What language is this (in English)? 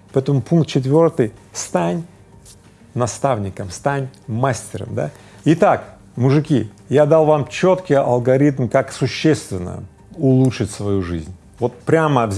Russian